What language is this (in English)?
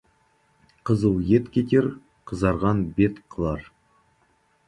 Kazakh